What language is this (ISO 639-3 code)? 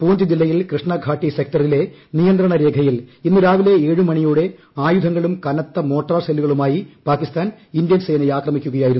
mal